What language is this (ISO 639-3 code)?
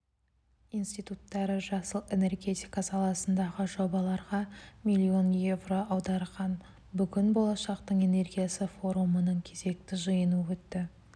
kaz